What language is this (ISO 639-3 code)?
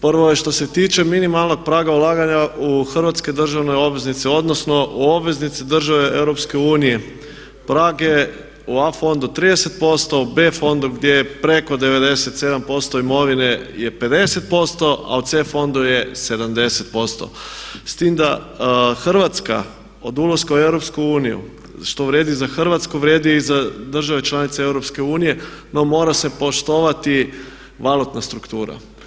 hrv